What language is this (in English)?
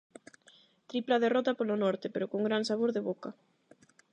Galician